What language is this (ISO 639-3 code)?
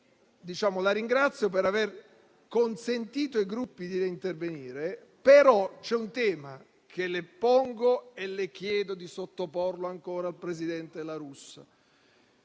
ita